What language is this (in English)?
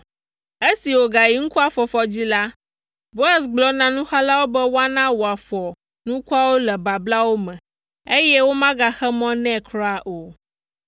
Ewe